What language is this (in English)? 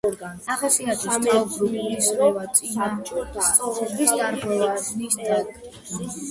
Georgian